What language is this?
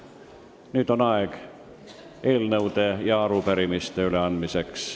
Estonian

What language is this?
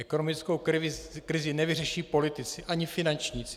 Czech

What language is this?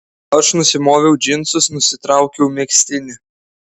Lithuanian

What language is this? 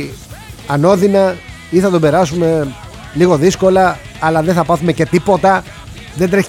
Greek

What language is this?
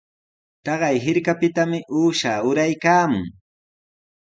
Sihuas Ancash Quechua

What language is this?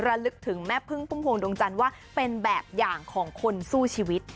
Thai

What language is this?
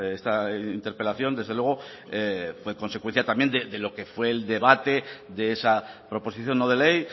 Spanish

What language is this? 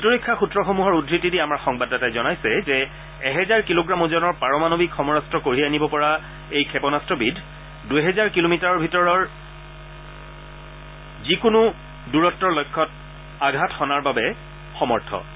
Assamese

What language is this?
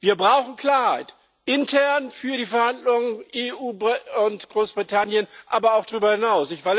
German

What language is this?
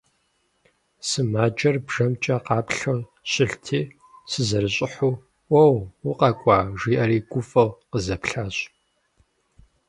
Kabardian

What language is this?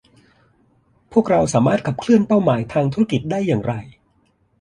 Thai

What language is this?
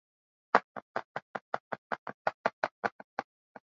Swahili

